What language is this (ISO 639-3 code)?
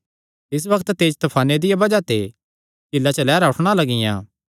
xnr